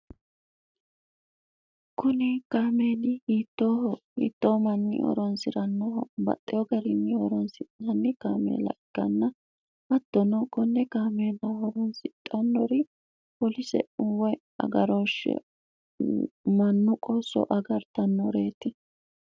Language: Sidamo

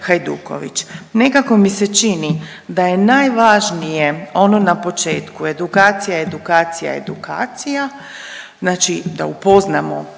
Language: Croatian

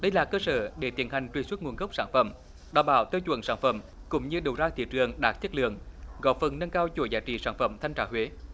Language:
Vietnamese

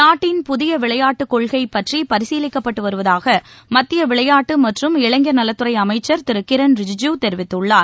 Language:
Tamil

